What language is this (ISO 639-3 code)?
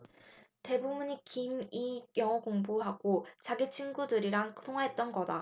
kor